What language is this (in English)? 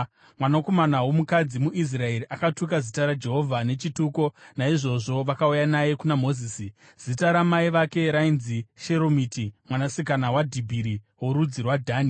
Shona